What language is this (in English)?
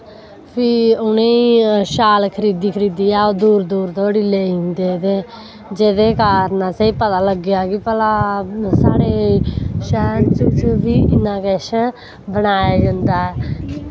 Dogri